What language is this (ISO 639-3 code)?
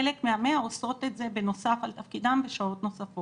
heb